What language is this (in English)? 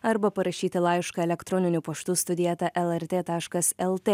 Lithuanian